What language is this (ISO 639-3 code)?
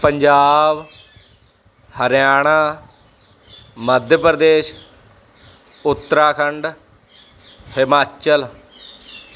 pan